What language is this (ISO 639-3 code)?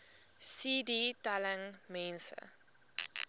afr